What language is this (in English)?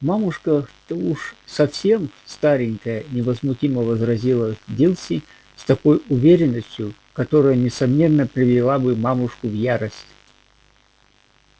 Russian